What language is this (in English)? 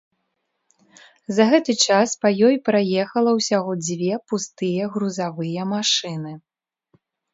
Belarusian